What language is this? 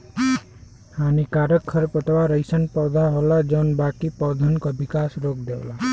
Bhojpuri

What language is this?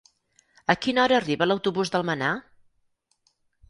Catalan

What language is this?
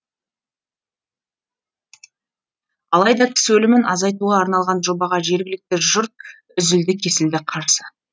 Kazakh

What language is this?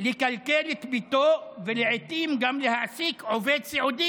Hebrew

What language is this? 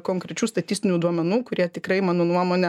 Lithuanian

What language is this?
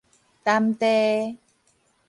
Min Nan Chinese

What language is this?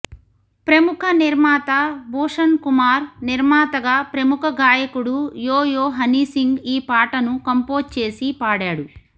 Telugu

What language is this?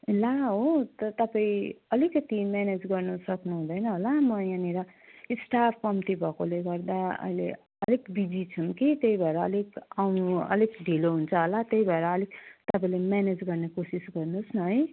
Nepali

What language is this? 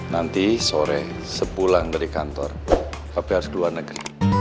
Indonesian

